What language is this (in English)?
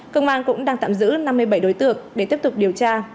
Vietnamese